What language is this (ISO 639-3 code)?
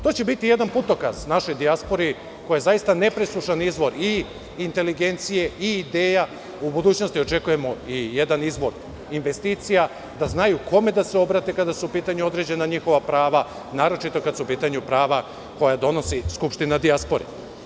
srp